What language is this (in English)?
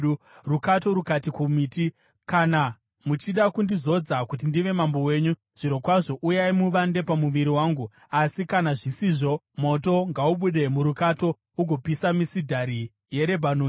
Shona